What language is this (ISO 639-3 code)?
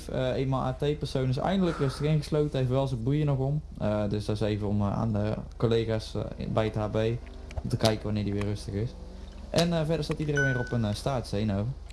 nld